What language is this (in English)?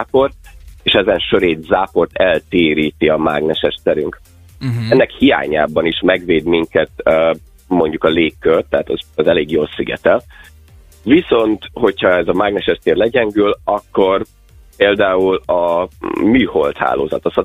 Hungarian